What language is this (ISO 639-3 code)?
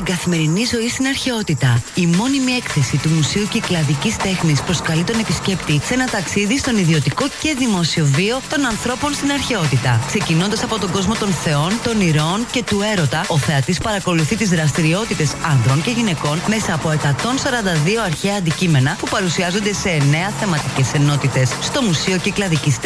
ell